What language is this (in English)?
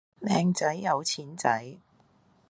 Cantonese